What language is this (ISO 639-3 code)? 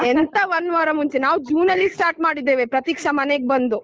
kan